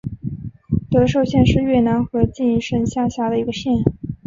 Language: Chinese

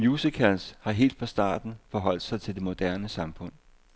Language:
Danish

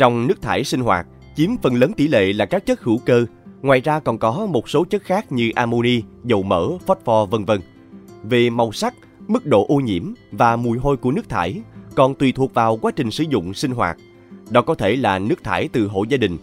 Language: Vietnamese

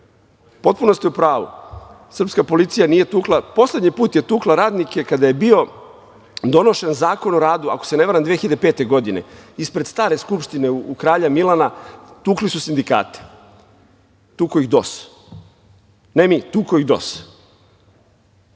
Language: Serbian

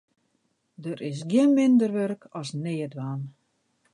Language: Western Frisian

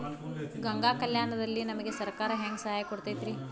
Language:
Kannada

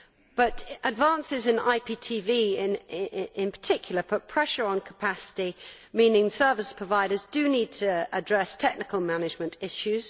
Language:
English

